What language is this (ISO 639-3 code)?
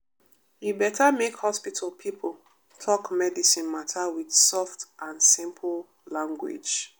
pcm